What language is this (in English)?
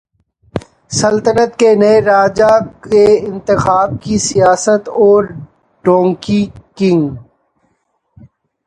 Urdu